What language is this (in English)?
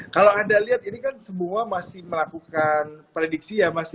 Indonesian